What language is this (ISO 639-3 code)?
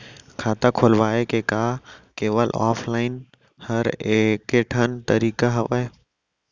hne